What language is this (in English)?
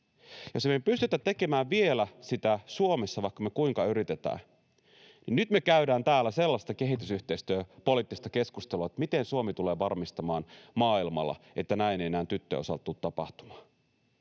Finnish